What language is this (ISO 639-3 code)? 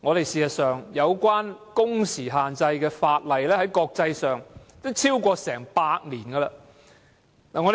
yue